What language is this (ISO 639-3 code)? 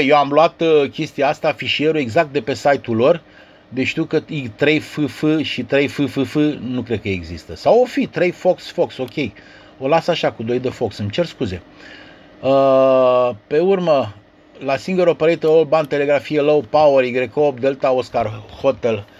ron